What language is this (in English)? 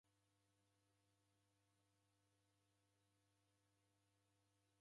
Taita